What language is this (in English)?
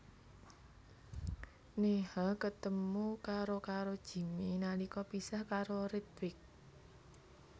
Javanese